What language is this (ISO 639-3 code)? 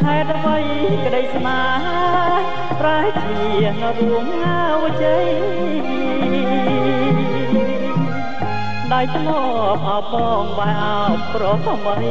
tha